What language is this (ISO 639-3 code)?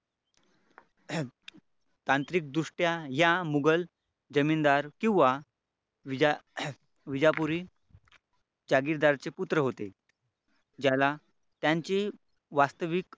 mar